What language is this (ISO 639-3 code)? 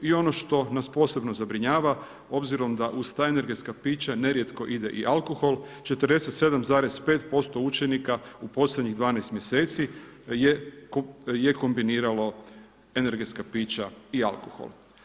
hrv